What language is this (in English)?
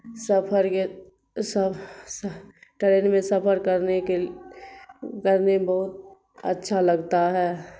Urdu